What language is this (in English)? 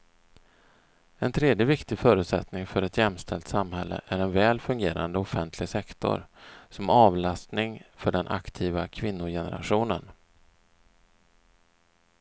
Swedish